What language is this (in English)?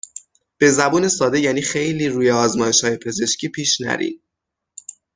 Persian